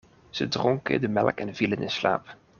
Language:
Dutch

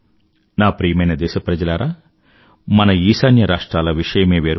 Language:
Telugu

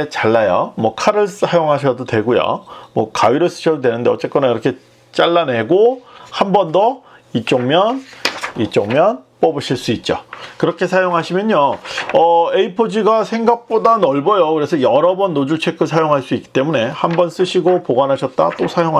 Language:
Korean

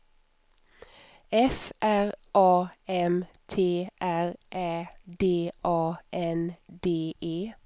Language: Swedish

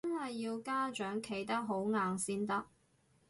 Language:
Cantonese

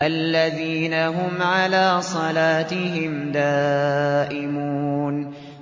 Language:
Arabic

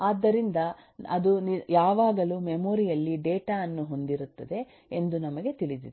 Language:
Kannada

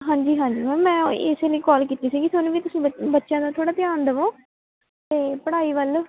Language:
Punjabi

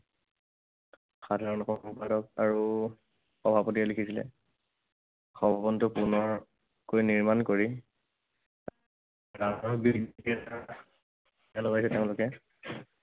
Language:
Assamese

